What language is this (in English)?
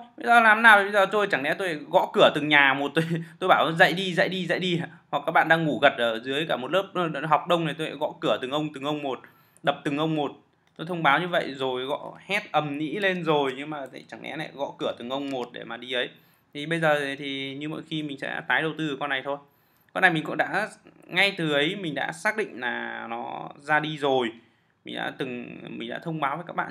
Vietnamese